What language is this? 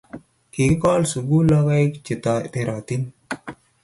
Kalenjin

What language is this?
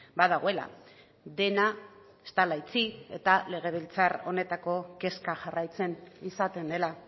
Basque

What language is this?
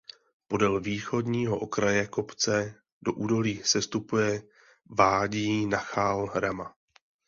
Czech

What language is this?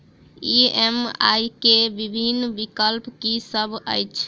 Maithili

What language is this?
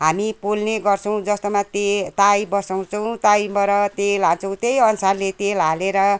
Nepali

